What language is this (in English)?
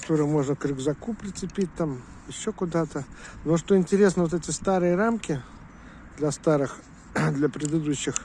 Russian